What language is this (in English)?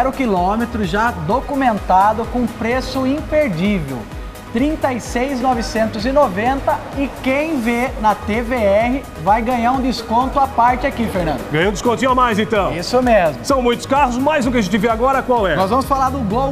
Portuguese